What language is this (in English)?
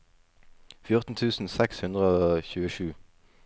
Norwegian